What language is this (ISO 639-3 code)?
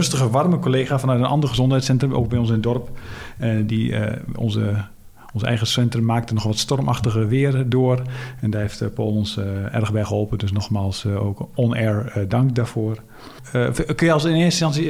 nld